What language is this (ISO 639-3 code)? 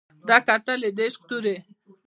pus